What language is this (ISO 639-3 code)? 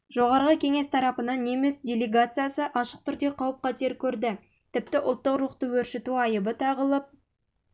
kaz